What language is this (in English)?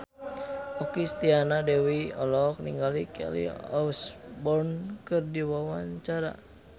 Sundanese